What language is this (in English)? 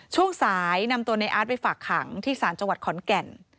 Thai